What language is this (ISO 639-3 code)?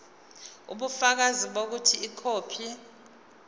zul